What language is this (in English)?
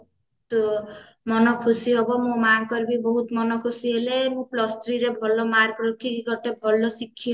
Odia